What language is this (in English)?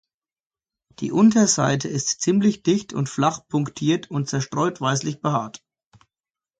German